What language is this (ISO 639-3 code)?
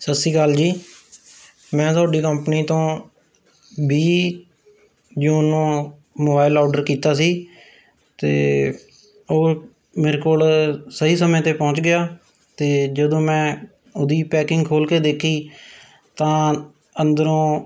pan